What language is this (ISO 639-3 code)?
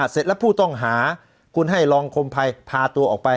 tha